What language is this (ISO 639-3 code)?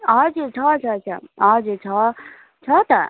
nep